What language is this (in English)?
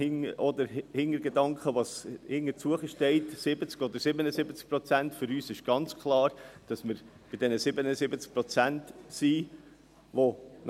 Swiss German